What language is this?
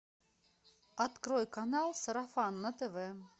Russian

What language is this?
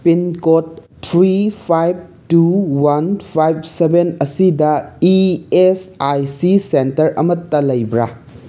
Manipuri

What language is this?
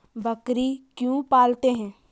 Magahi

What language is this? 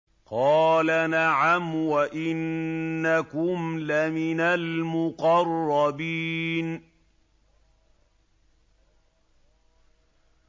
Arabic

